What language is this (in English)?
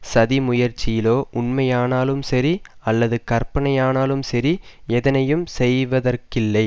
Tamil